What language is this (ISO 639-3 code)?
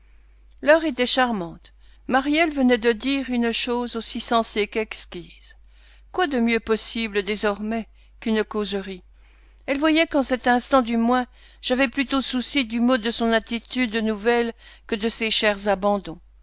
fra